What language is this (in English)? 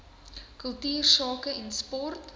Afrikaans